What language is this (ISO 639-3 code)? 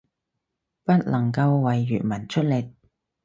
yue